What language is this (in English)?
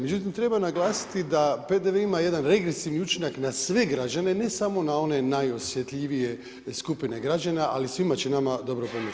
Croatian